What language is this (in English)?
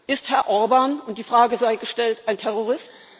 German